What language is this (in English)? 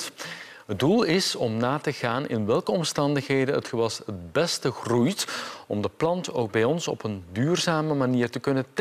Dutch